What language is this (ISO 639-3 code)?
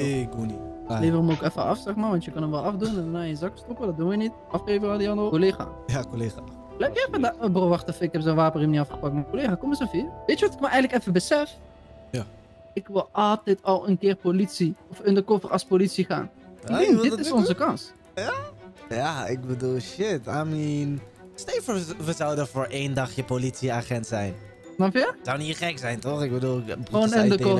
nld